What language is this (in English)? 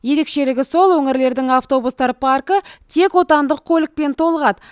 Kazakh